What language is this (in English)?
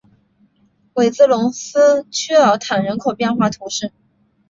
Chinese